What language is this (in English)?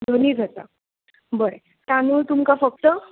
Konkani